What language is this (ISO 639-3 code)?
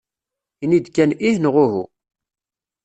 kab